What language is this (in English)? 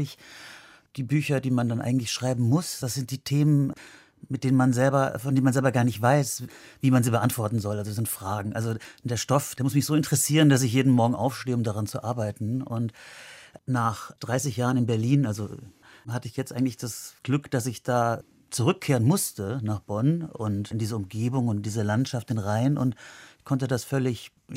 German